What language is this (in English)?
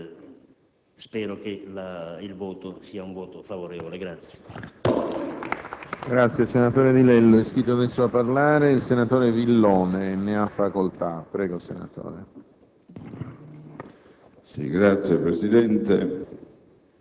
Italian